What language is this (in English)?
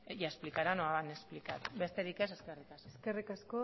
Basque